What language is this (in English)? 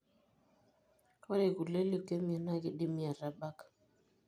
Masai